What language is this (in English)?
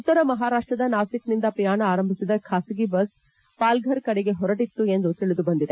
Kannada